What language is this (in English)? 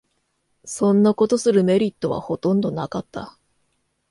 Japanese